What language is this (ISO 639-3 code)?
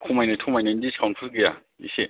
brx